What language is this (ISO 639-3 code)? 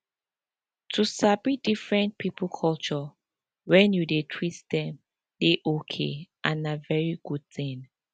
pcm